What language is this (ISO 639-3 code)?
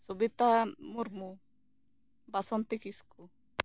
sat